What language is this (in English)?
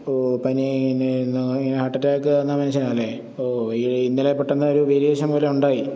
Malayalam